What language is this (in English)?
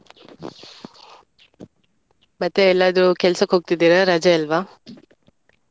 Kannada